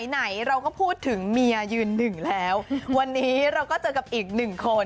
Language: Thai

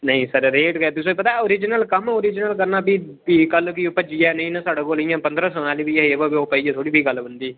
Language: Dogri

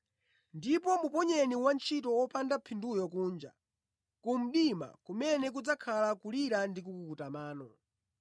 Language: Nyanja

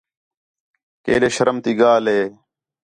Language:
Khetrani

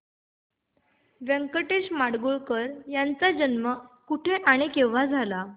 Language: Marathi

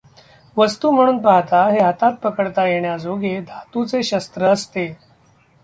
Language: Marathi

